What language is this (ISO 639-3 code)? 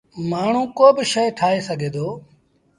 sbn